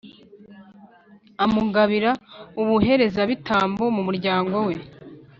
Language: Kinyarwanda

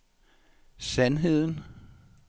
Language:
Danish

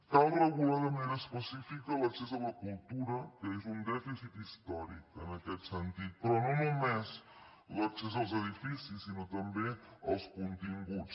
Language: Catalan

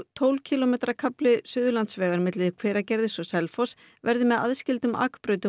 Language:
Icelandic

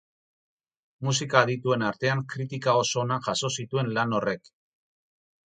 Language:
Basque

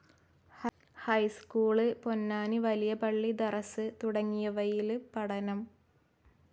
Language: Malayalam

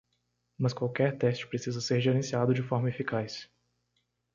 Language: Portuguese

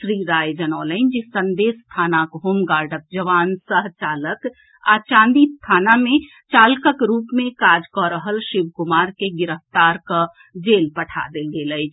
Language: Maithili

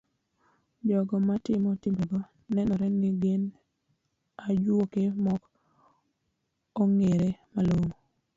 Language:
Luo (Kenya and Tanzania)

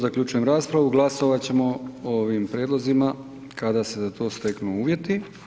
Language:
Croatian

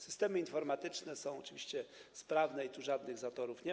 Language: Polish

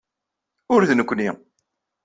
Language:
Kabyle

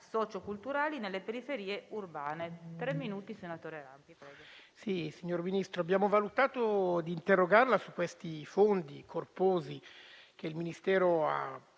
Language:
Italian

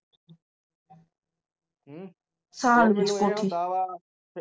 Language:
Punjabi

